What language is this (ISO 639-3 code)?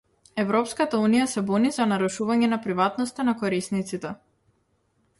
mkd